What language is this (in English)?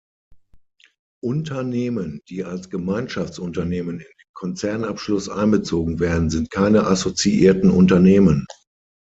German